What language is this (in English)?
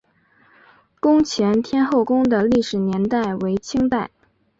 Chinese